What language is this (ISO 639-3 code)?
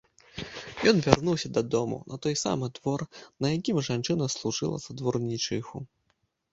bel